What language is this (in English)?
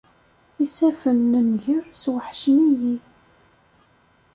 Kabyle